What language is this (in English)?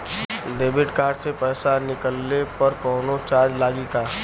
Bhojpuri